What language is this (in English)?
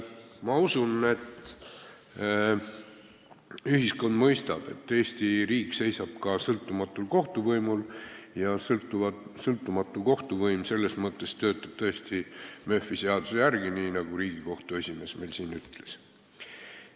Estonian